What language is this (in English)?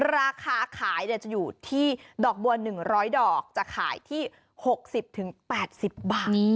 Thai